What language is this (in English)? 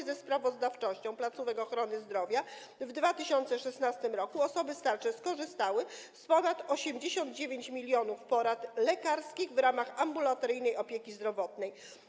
Polish